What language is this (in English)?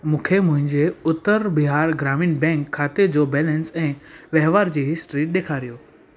Sindhi